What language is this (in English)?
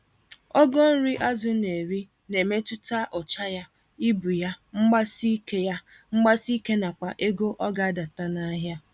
Igbo